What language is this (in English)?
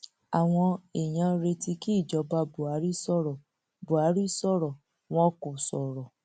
Yoruba